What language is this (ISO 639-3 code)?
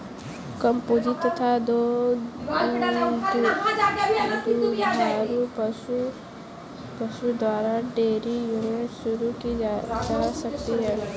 hin